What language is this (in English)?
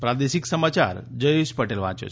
Gujarati